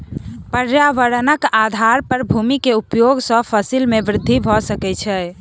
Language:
Maithili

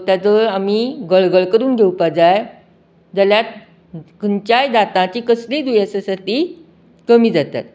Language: Konkani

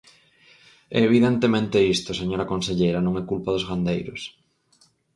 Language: Galician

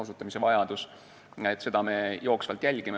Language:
Estonian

